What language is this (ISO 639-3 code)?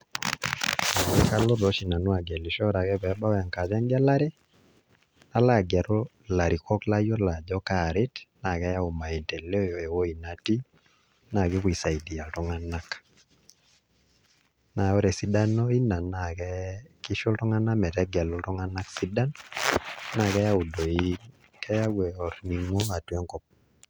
mas